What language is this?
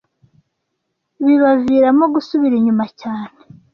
Kinyarwanda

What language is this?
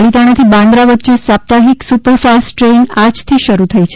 Gujarati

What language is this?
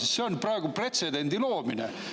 Estonian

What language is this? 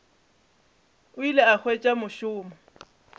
Northern Sotho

